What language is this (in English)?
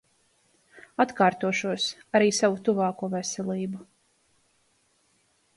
Latvian